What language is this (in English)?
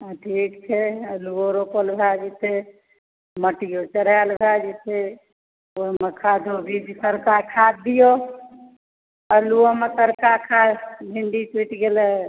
Maithili